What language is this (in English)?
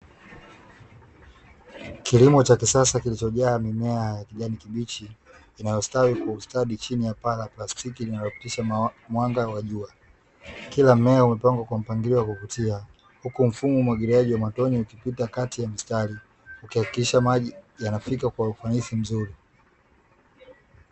Swahili